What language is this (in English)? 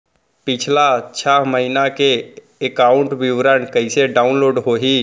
Chhattisgarhi